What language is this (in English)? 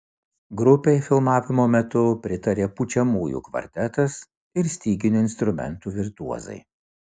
Lithuanian